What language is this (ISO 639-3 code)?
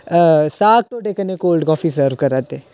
doi